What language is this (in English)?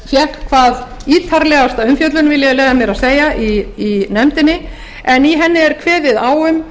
Icelandic